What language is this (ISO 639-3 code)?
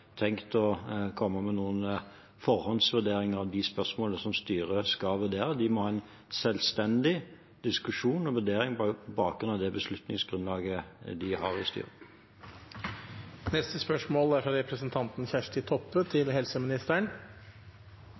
nob